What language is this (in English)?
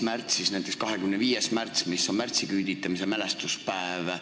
Estonian